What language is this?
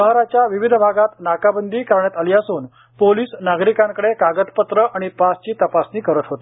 Marathi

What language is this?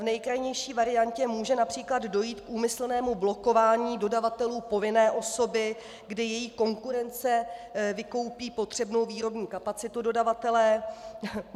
Czech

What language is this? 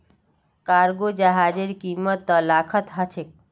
Magahi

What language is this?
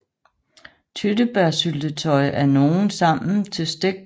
Danish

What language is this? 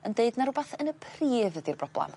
Welsh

